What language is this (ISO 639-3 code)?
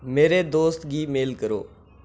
doi